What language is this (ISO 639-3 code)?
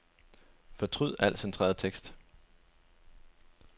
dan